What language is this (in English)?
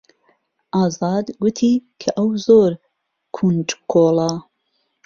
Central Kurdish